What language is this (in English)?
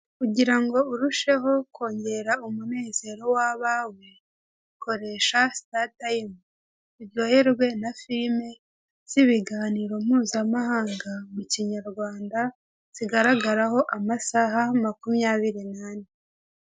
Kinyarwanda